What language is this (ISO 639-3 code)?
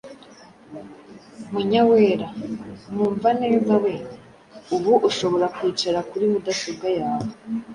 kin